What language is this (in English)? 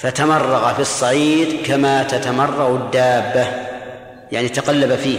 Arabic